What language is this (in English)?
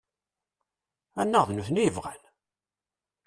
Kabyle